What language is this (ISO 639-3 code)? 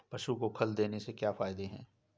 hin